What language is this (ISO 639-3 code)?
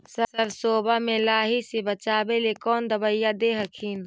mag